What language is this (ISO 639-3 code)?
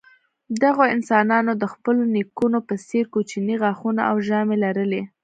pus